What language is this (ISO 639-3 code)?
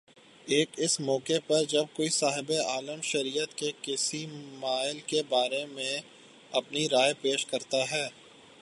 urd